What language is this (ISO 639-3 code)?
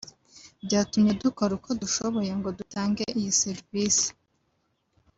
kin